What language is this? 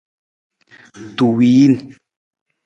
Nawdm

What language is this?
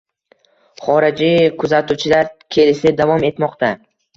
Uzbek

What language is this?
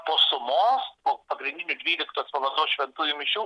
Lithuanian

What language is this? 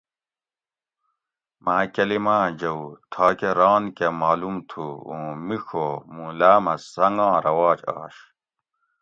Gawri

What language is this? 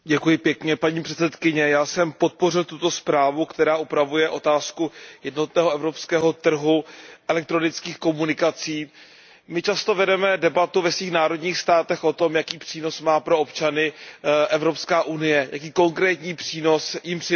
Czech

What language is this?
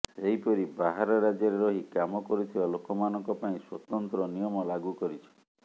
Odia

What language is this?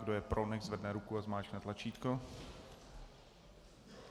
Czech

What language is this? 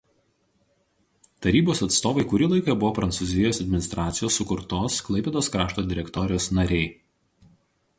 Lithuanian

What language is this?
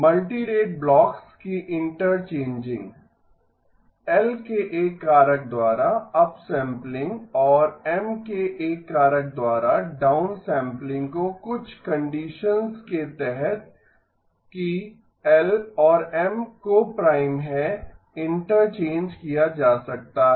Hindi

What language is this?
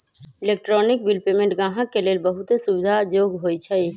Magahi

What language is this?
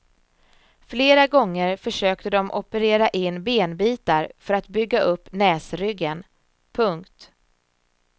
Swedish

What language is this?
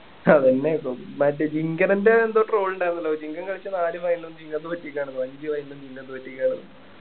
Malayalam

